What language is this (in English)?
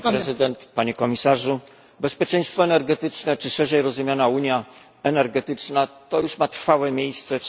Polish